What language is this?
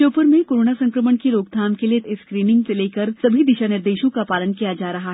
Hindi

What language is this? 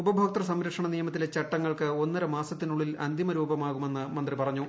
Malayalam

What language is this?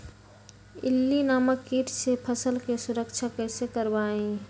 Magahi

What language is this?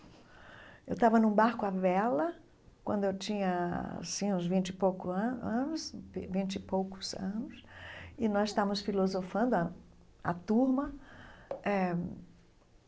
Portuguese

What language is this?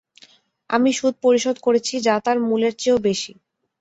Bangla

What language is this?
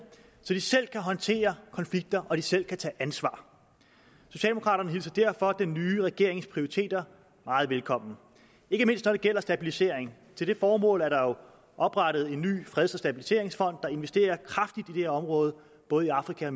Danish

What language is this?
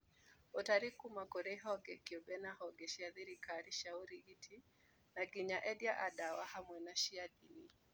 Kikuyu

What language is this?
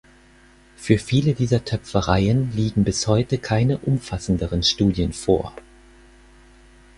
German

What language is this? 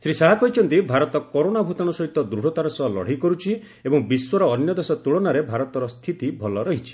Odia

